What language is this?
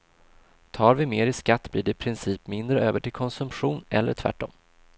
Swedish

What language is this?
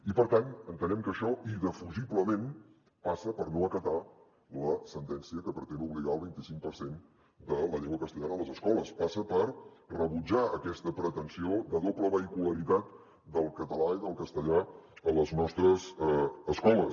Catalan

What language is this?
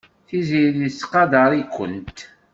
Kabyle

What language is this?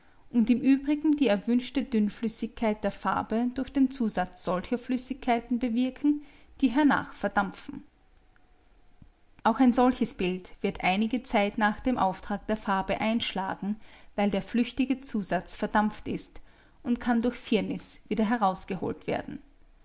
German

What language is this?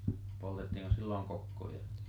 Finnish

